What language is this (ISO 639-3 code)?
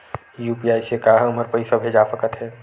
hne